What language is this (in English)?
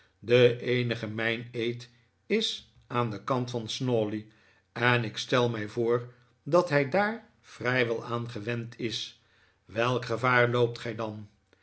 Dutch